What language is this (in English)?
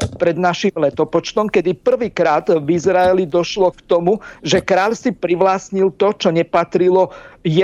Slovak